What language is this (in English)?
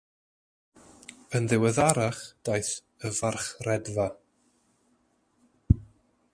Welsh